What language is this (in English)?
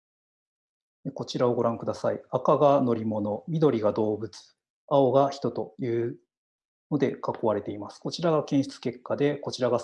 Japanese